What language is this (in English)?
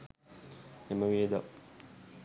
Sinhala